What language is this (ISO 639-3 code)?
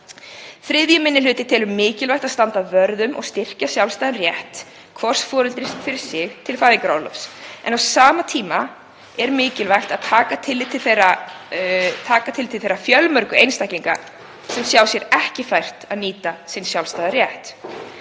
isl